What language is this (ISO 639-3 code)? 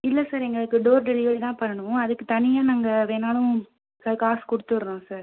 tam